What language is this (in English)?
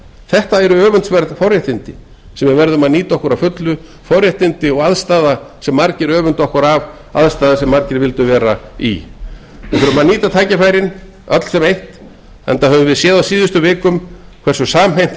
Icelandic